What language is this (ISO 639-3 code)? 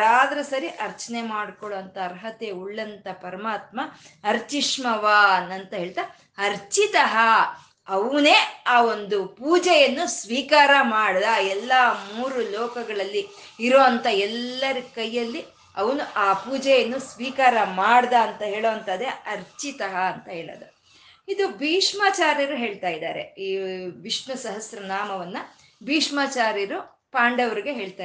kan